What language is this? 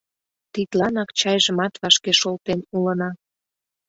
Mari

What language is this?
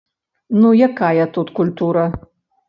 Belarusian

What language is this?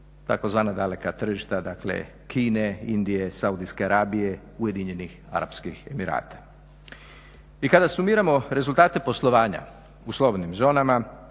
Croatian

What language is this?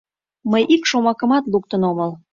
Mari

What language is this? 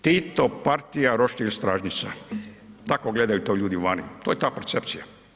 Croatian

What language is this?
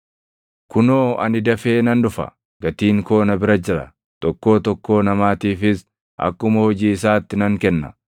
Oromo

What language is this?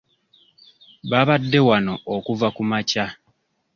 Ganda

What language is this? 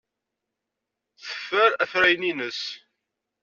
Kabyle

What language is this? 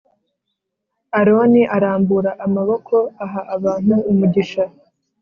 Kinyarwanda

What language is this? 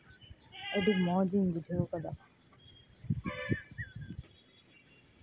Santali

